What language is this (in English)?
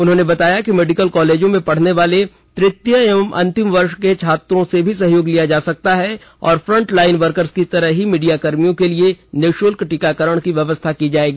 Hindi